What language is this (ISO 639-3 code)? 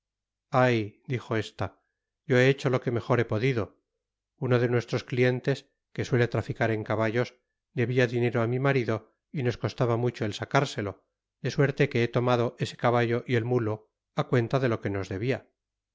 spa